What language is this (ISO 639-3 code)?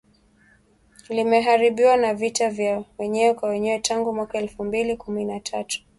swa